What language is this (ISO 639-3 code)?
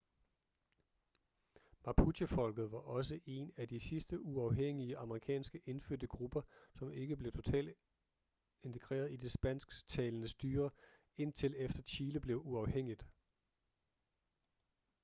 dan